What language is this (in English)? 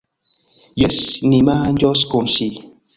Esperanto